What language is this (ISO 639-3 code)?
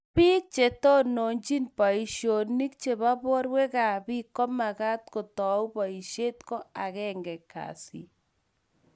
kln